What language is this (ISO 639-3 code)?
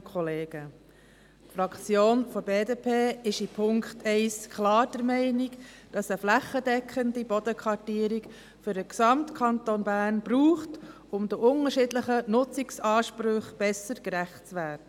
gsw